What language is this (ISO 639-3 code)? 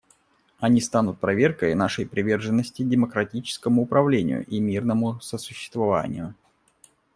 rus